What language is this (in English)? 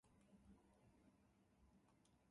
Japanese